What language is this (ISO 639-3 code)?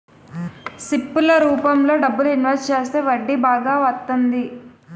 tel